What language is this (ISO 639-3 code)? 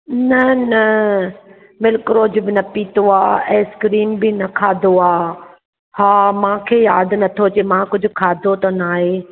snd